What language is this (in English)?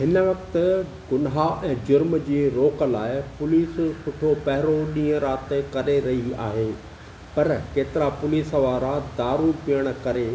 Sindhi